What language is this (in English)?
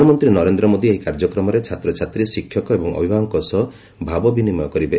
Odia